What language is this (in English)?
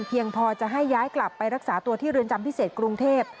Thai